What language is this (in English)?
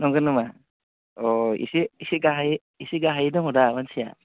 Bodo